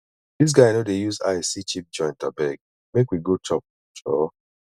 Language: Nigerian Pidgin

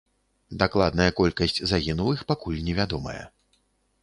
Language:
Belarusian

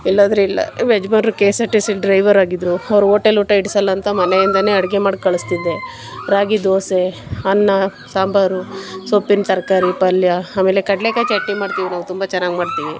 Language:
Kannada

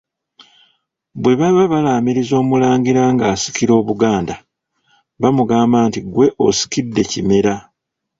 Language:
Ganda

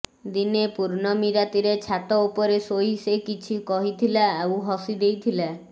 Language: Odia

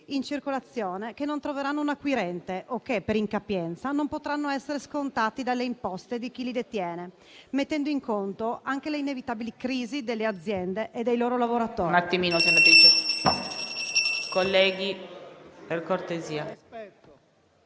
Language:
Italian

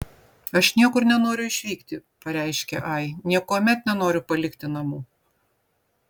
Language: Lithuanian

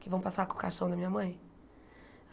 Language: Portuguese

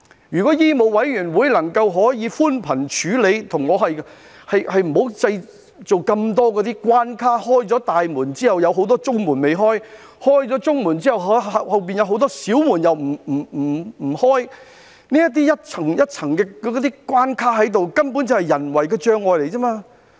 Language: Cantonese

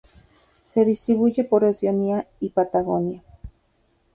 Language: Spanish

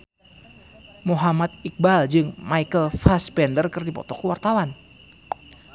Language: Sundanese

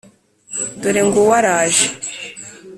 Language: Kinyarwanda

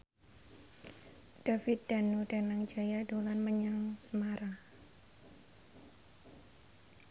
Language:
Javanese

